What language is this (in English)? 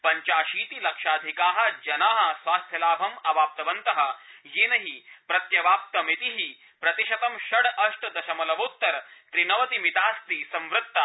Sanskrit